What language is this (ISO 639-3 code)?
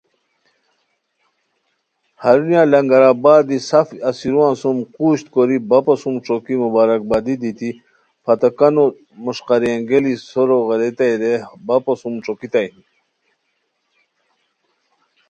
khw